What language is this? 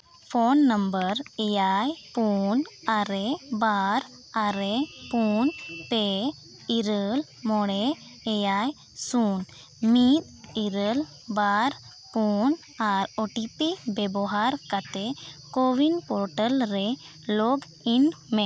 Santali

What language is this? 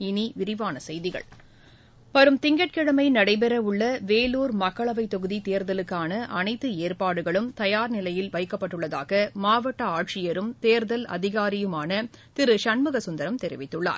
Tamil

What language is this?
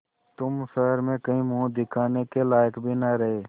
Hindi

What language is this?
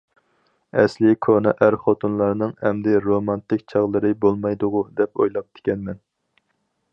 Uyghur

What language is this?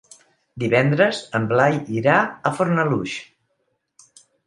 Catalan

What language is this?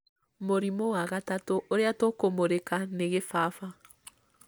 Kikuyu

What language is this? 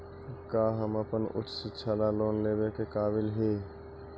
Magahi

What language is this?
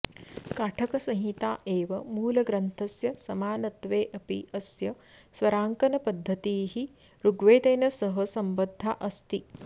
Sanskrit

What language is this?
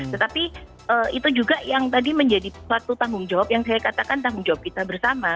Indonesian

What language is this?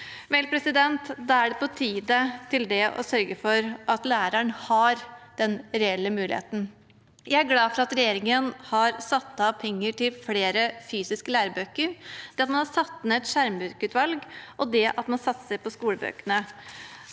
Norwegian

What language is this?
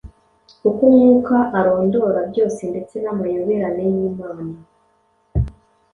Kinyarwanda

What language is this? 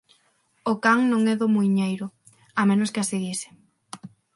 Galician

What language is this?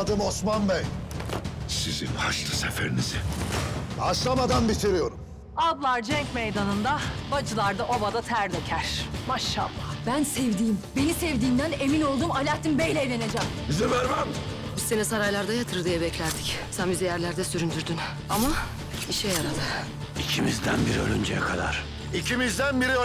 Turkish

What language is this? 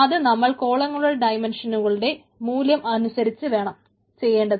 Malayalam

